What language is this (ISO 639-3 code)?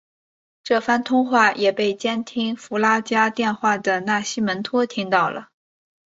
zho